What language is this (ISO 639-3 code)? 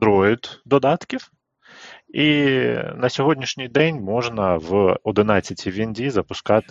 ukr